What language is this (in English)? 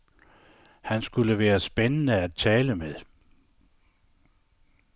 Danish